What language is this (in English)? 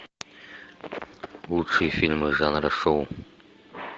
Russian